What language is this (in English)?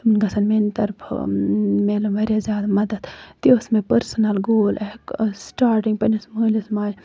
Kashmiri